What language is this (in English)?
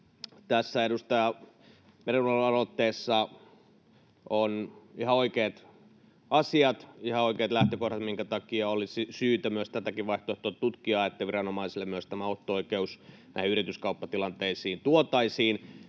Finnish